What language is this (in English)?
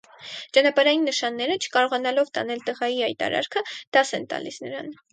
Armenian